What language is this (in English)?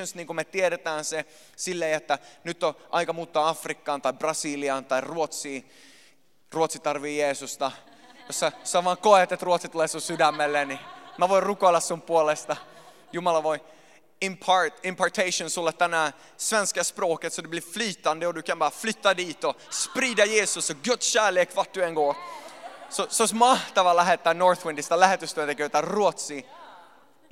Finnish